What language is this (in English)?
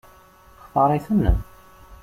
Kabyle